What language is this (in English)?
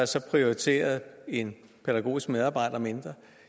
Danish